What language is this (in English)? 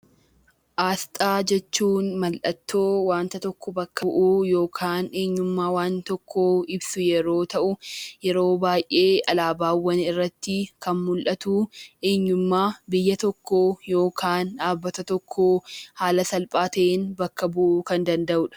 Oromo